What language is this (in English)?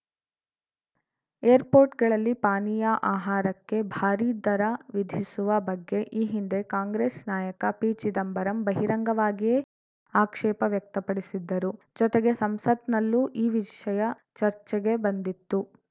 Kannada